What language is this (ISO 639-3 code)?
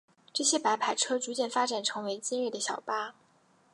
zho